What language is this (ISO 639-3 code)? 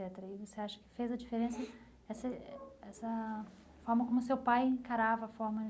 por